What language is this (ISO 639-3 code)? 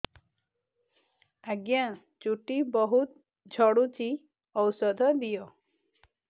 ori